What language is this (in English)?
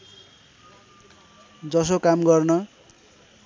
Nepali